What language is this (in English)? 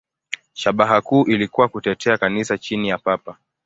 Swahili